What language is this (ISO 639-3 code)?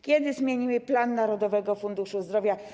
pol